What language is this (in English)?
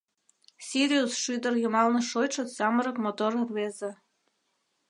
Mari